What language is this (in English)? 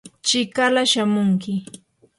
Yanahuanca Pasco Quechua